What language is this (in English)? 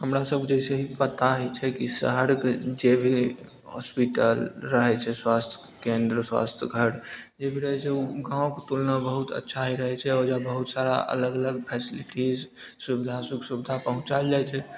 Maithili